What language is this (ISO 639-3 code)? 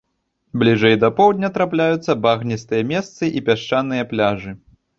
bel